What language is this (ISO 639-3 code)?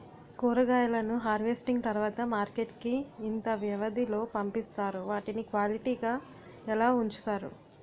tel